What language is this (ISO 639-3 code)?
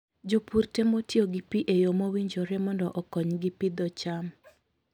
luo